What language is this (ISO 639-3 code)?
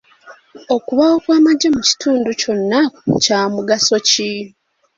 lug